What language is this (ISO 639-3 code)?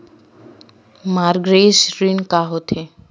hne